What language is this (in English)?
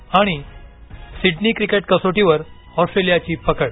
Marathi